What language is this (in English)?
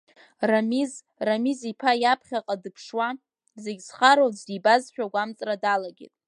Abkhazian